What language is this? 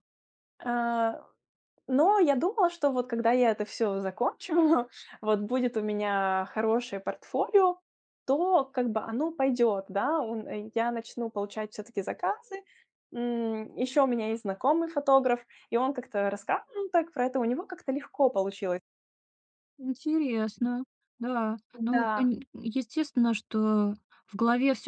Russian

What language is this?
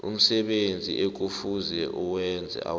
South Ndebele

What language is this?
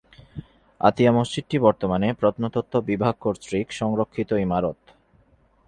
Bangla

